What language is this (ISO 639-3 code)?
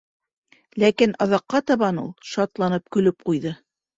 bak